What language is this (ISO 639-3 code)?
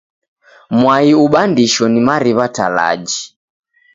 dav